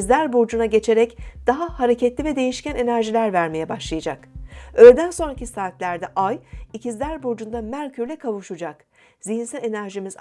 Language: Turkish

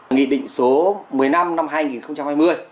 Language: Vietnamese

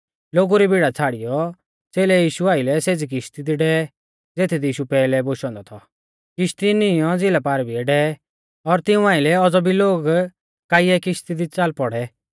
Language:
Mahasu Pahari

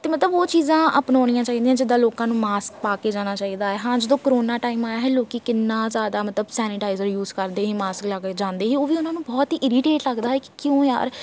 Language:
Punjabi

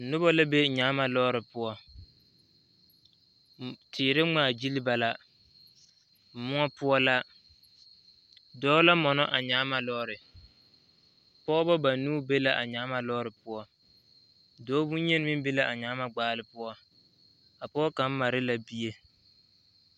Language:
Southern Dagaare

